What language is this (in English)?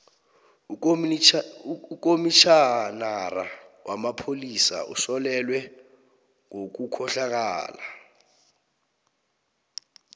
South Ndebele